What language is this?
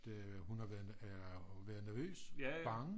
Danish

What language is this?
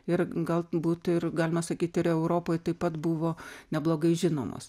Lithuanian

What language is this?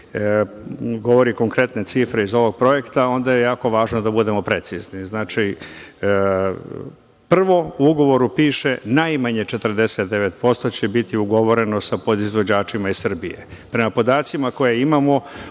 Serbian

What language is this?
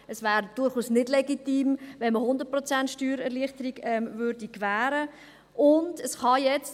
Swiss German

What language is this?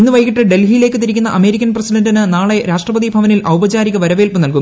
Malayalam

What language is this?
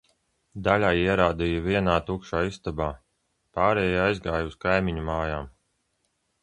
Latvian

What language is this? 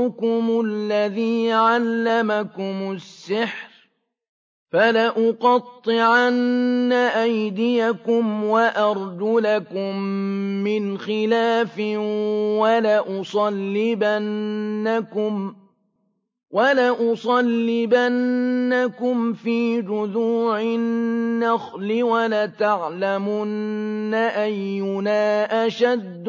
Arabic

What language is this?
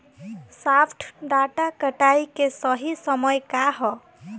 Bhojpuri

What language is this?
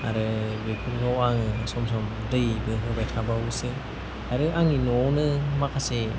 Bodo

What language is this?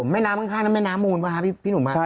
Thai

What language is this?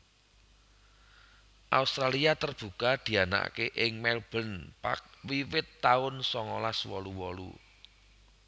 Javanese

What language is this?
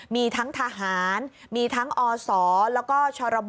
Thai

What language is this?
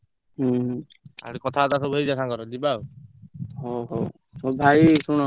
Odia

